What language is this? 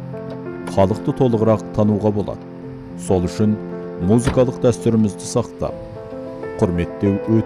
Turkish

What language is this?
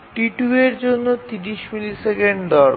Bangla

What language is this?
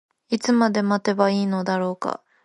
Japanese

